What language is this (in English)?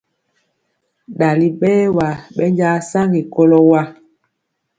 Mpiemo